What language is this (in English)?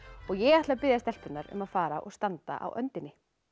Icelandic